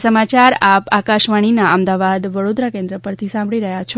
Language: Gujarati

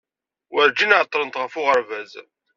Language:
Kabyle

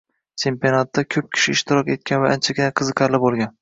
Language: Uzbek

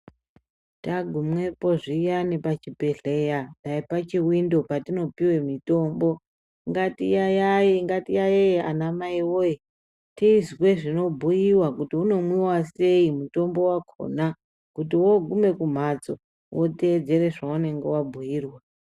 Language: Ndau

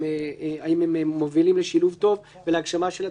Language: Hebrew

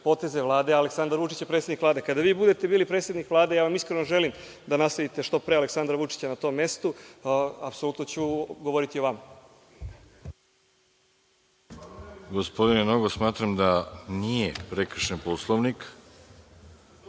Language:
Serbian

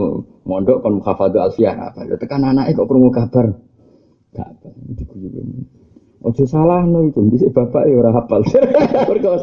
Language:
Indonesian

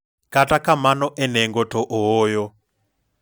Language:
Luo (Kenya and Tanzania)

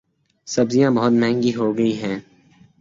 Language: Urdu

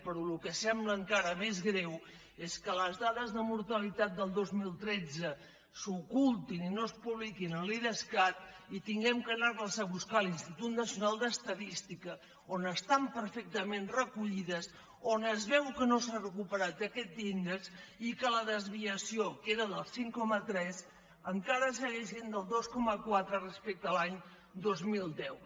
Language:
Catalan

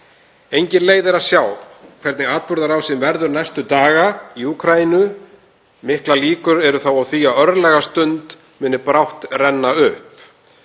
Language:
Icelandic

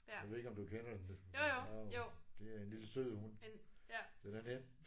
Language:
Danish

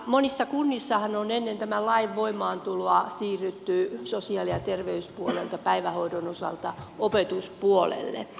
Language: Finnish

